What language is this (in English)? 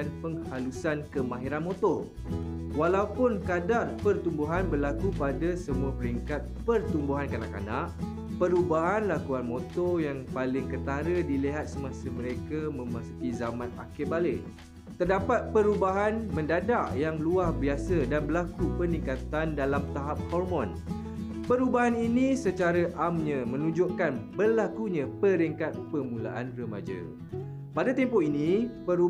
Malay